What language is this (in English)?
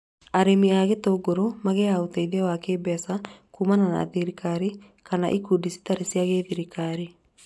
Kikuyu